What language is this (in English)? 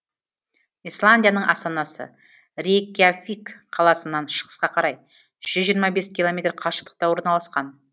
Kazakh